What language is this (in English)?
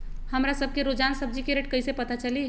Magahi